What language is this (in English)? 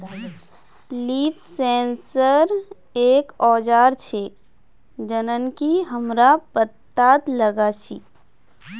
Magahi